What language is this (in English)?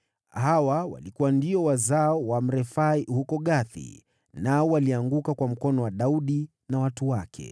Swahili